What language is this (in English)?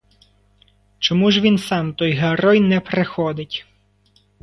Ukrainian